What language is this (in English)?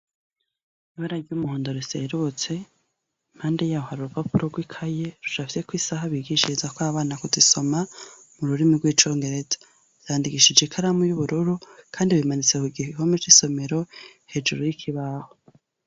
Rundi